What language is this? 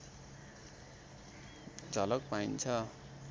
Nepali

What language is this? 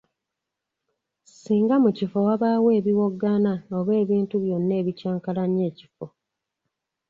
Ganda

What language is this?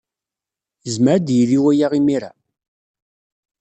Kabyle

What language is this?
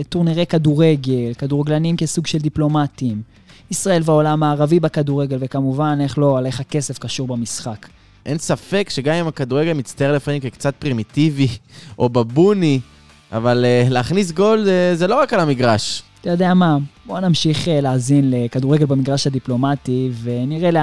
Hebrew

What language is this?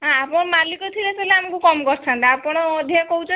Odia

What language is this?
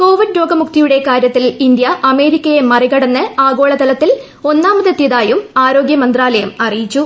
Malayalam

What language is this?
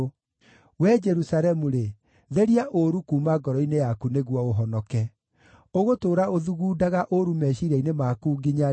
Kikuyu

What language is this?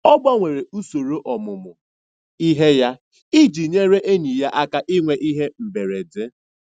Igbo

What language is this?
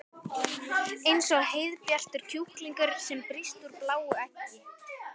Icelandic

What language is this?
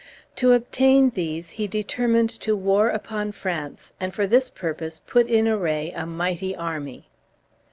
English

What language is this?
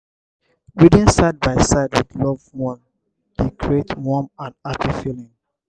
Nigerian Pidgin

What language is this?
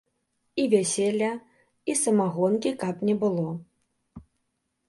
Belarusian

